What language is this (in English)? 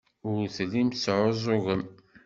Kabyle